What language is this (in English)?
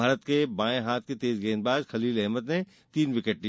Hindi